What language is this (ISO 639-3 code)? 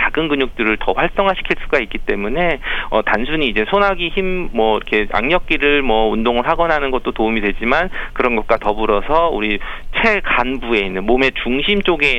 kor